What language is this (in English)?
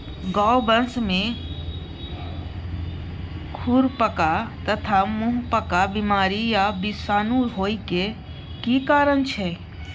Maithili